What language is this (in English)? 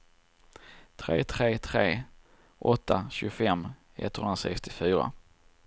Swedish